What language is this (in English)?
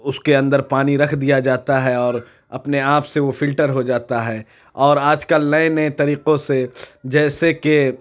Urdu